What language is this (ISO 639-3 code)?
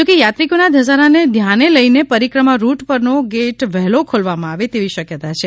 guj